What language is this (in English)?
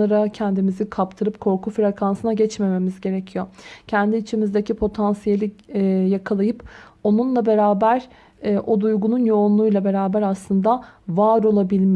Turkish